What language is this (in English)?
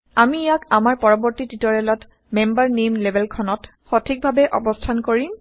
Assamese